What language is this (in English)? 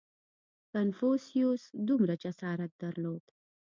Pashto